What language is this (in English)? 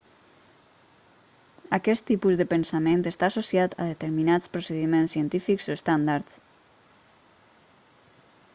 Catalan